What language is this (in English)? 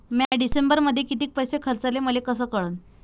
Marathi